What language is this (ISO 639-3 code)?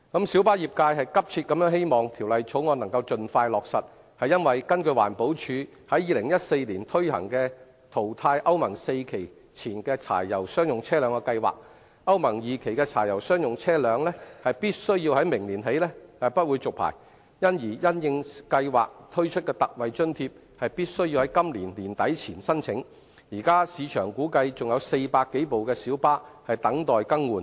yue